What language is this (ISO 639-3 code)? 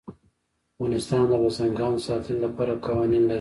pus